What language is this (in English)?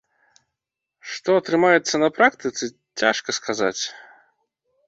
Belarusian